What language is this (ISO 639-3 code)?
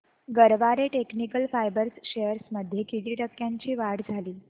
mar